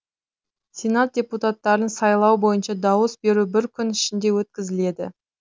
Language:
Kazakh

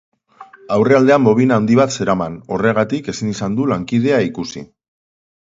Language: Basque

